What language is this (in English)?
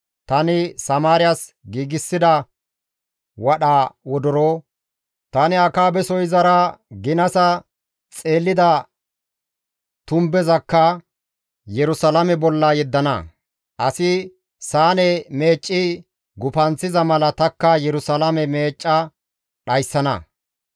Gamo